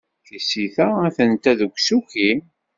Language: Kabyle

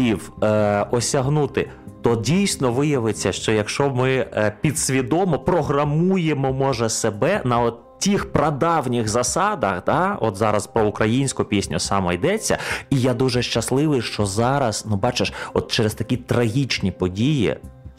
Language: Ukrainian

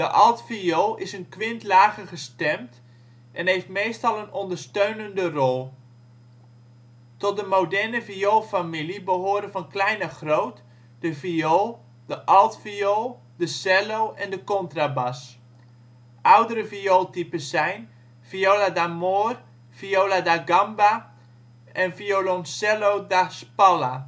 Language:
Dutch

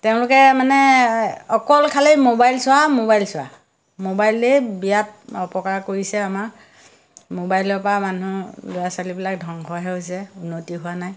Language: Assamese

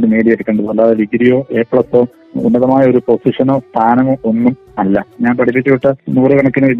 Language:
Malayalam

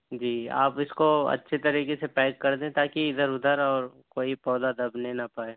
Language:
Urdu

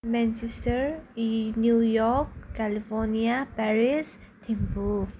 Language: Nepali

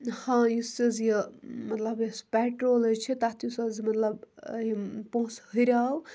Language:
Kashmiri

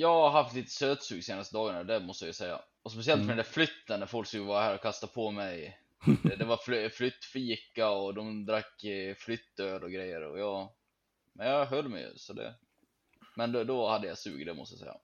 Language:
Swedish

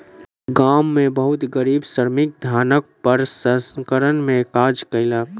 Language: Maithili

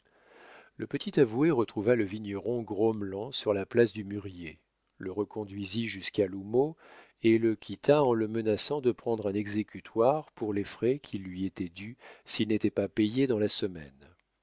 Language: French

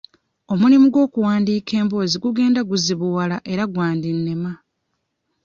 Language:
Ganda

